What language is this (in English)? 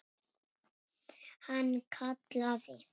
Icelandic